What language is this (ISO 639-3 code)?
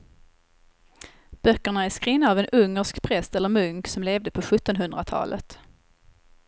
swe